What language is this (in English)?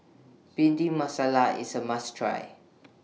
English